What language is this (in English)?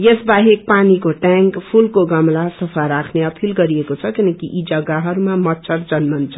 Nepali